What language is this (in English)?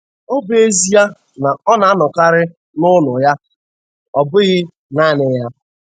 Igbo